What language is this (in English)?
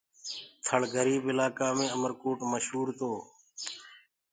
Gurgula